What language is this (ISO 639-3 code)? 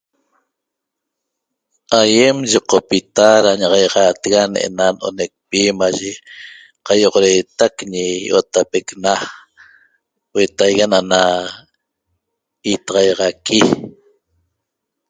tob